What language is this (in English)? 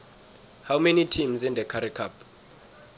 South Ndebele